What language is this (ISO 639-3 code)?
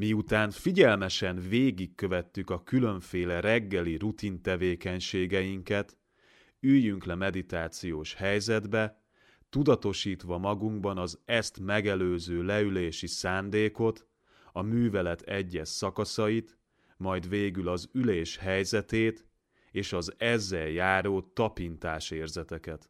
hun